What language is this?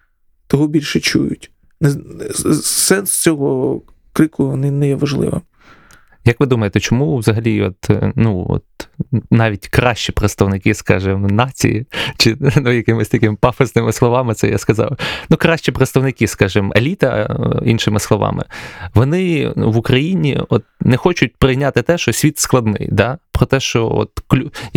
Ukrainian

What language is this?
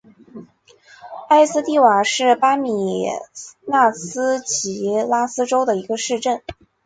Chinese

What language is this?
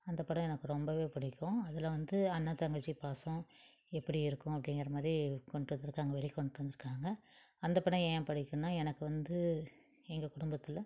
Tamil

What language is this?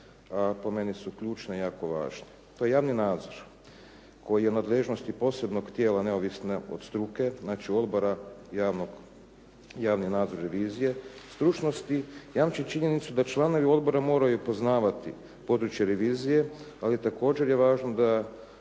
Croatian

